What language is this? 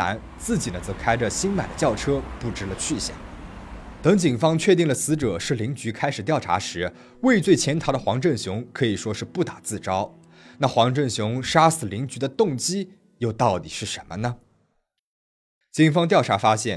Chinese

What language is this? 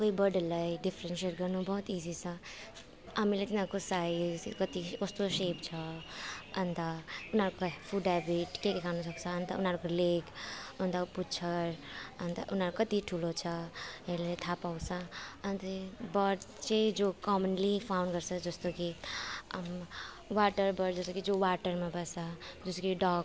Nepali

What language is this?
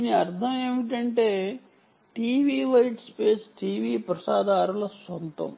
Telugu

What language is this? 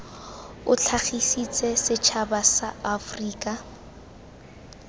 Tswana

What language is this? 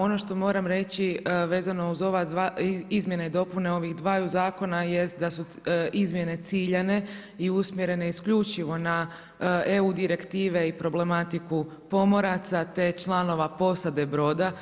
Croatian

